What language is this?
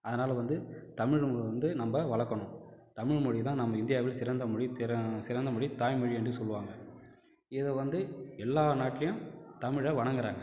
Tamil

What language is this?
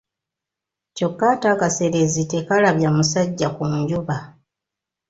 Ganda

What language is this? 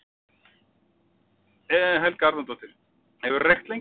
Icelandic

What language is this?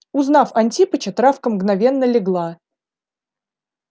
Russian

